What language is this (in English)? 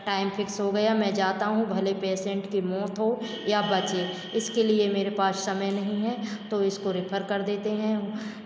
Hindi